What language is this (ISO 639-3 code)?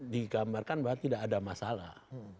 ind